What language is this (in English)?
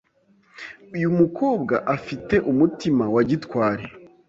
Kinyarwanda